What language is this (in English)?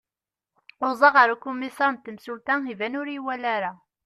Kabyle